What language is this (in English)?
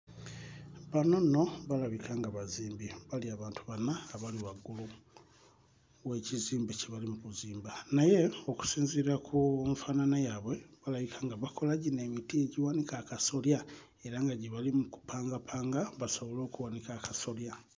Ganda